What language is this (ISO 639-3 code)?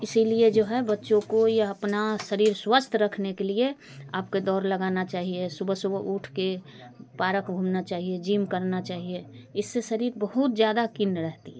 hin